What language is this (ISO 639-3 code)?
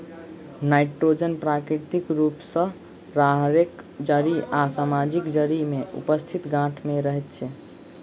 mai